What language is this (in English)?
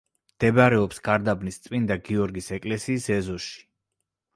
Georgian